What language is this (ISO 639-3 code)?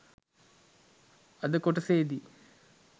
sin